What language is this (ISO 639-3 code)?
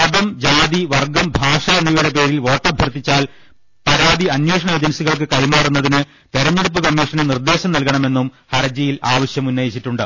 mal